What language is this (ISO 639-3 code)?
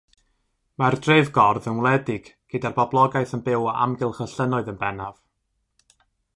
cym